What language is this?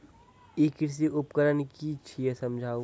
Maithili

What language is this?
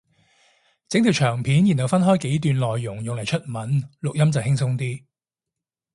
Cantonese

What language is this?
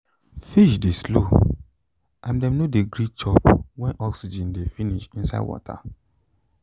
Nigerian Pidgin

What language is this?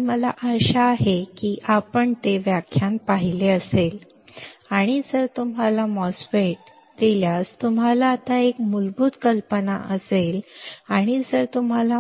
Marathi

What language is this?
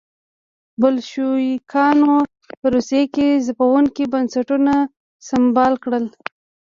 Pashto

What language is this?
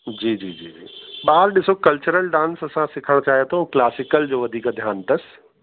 Sindhi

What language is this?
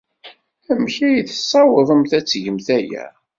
Kabyle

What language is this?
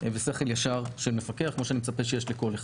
Hebrew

